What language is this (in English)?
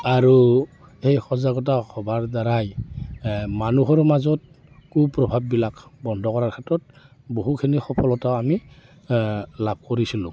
Assamese